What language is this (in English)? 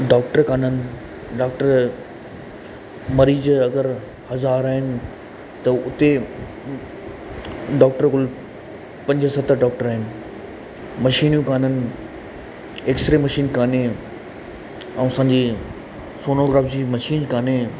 Sindhi